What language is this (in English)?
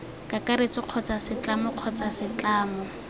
Tswana